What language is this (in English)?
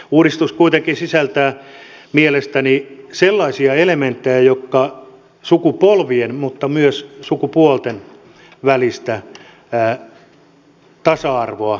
Finnish